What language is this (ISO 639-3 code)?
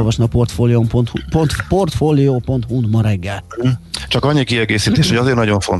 hun